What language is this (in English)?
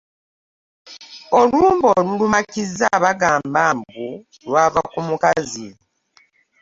Ganda